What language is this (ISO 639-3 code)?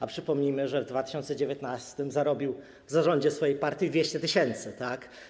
pol